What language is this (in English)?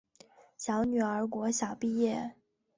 Chinese